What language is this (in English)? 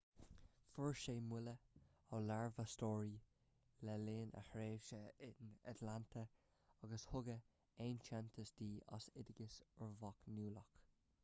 Irish